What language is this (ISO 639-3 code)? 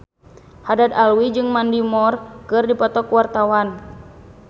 sun